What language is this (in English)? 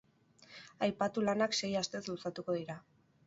Basque